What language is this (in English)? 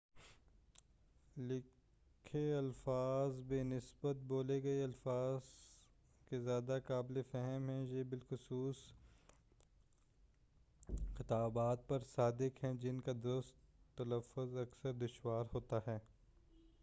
Urdu